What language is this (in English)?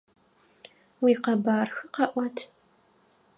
Adyghe